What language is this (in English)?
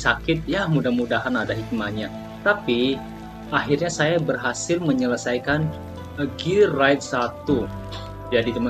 Indonesian